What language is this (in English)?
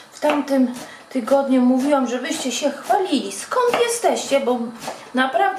Polish